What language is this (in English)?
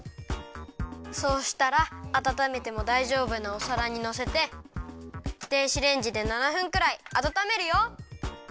Japanese